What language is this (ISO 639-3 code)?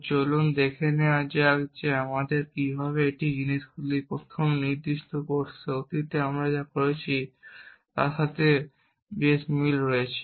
ben